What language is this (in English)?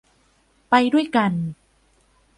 Thai